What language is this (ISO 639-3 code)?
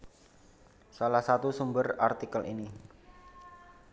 jav